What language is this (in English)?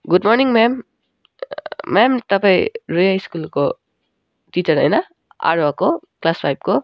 Nepali